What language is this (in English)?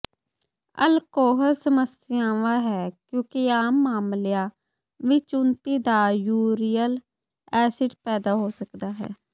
Punjabi